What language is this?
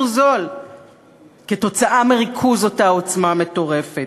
Hebrew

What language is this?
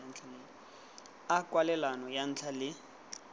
Tswana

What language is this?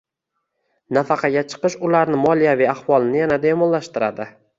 Uzbek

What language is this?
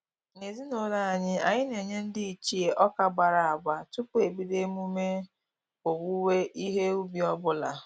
Igbo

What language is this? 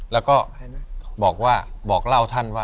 Thai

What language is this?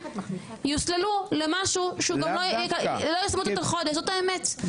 Hebrew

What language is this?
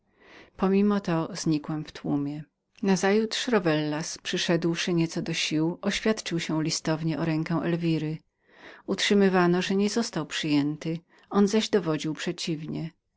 Polish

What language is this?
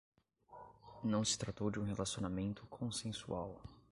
Portuguese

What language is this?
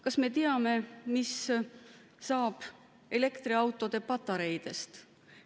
Estonian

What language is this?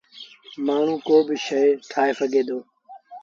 Sindhi Bhil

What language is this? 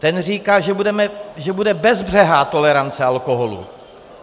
Czech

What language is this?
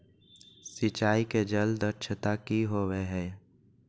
Magahi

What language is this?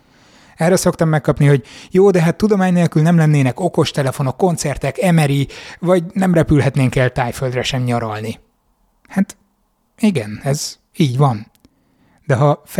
Hungarian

